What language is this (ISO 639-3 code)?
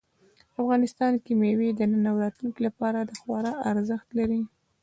pus